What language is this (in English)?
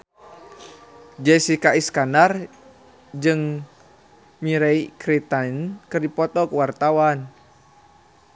Sundanese